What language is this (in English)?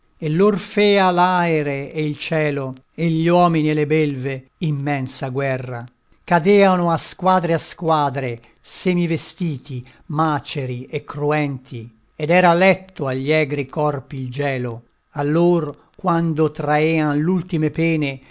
Italian